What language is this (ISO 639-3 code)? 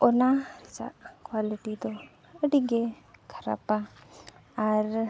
sat